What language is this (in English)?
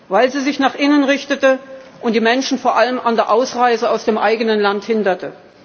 German